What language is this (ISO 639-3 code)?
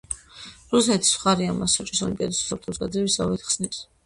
kat